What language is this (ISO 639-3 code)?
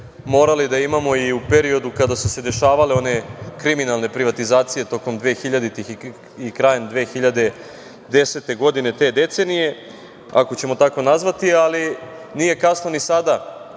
srp